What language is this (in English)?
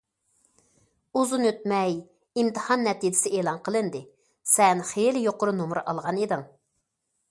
Uyghur